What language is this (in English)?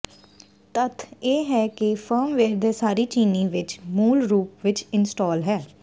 Punjabi